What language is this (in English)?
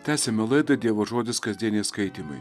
Lithuanian